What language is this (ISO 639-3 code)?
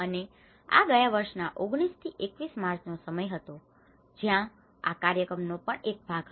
guj